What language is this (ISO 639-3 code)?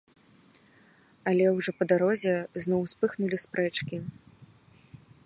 bel